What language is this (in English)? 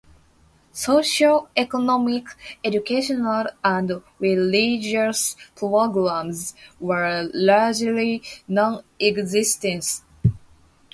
English